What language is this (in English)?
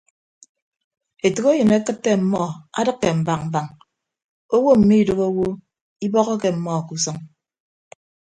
Ibibio